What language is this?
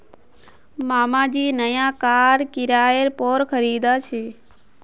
Magahi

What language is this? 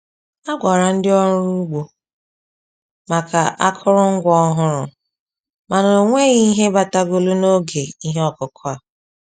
Igbo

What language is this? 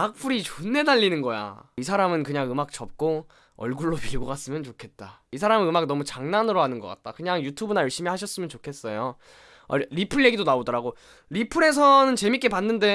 Korean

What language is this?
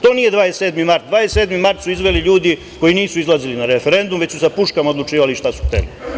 Serbian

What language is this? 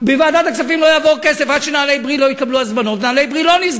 Hebrew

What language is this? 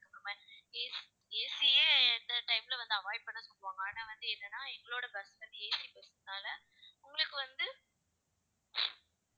Tamil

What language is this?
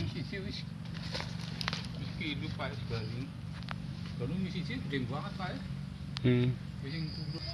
Indonesian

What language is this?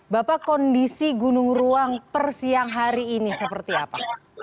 Indonesian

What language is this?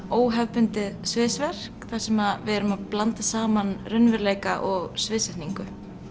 Icelandic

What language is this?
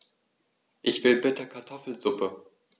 German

